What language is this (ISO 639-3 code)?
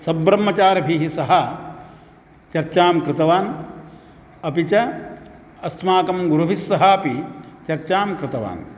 san